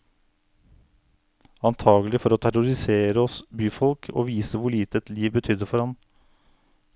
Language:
Norwegian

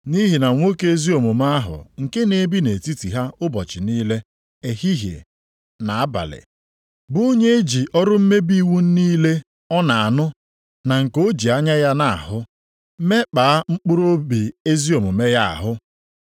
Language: Igbo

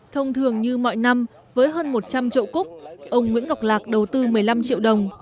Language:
Vietnamese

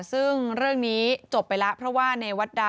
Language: Thai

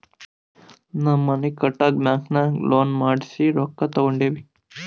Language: Kannada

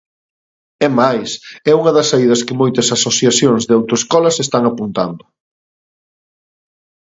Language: Galician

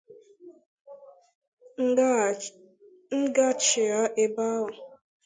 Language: Igbo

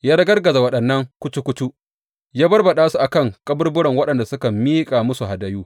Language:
Hausa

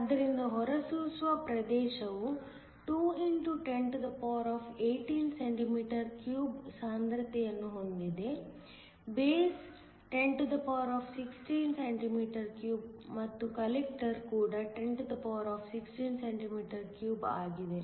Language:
Kannada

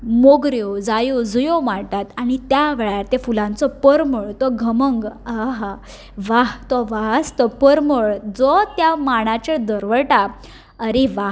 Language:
Konkani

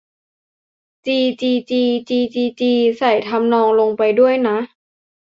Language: Thai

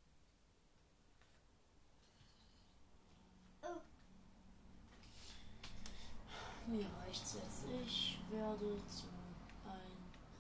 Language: German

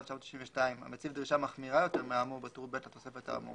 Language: Hebrew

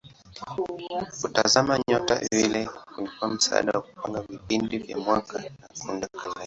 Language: Swahili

